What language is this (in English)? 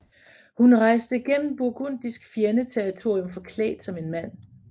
Danish